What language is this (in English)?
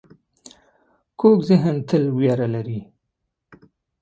Pashto